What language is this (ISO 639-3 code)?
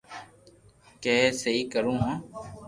lrk